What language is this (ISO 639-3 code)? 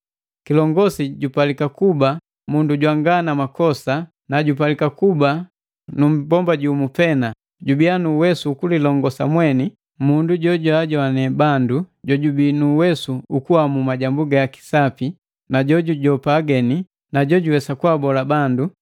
mgv